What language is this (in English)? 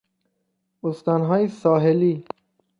Persian